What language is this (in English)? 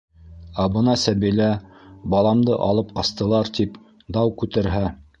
Bashkir